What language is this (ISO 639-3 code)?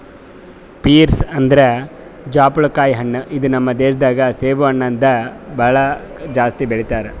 kan